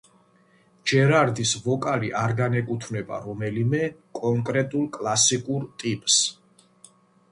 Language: Georgian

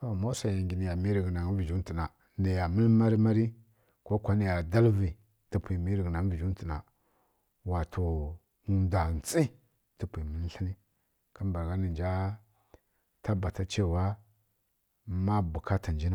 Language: Kirya-Konzəl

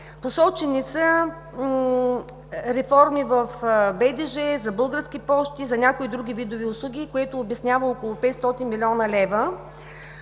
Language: Bulgarian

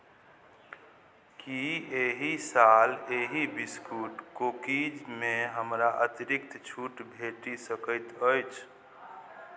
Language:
Maithili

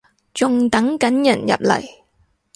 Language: Cantonese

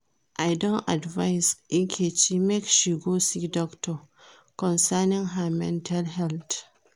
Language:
Nigerian Pidgin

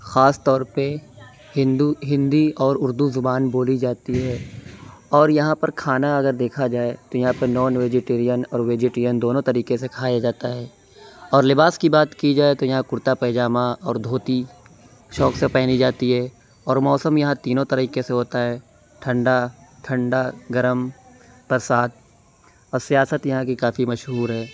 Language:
Urdu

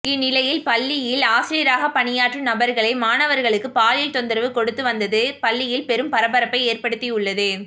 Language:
Tamil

